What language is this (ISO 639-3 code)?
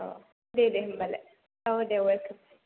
brx